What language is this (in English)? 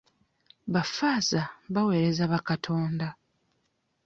Ganda